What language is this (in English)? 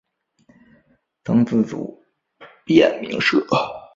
Chinese